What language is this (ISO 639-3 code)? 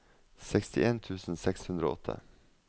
nor